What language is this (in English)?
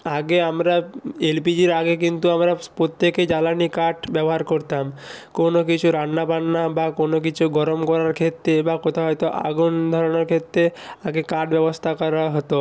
Bangla